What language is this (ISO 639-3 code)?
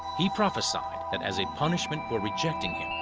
eng